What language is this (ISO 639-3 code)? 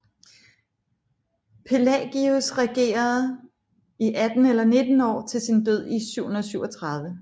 dan